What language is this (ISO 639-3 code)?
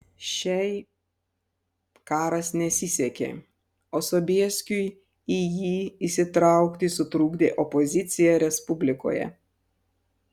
lit